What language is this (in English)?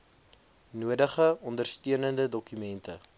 Afrikaans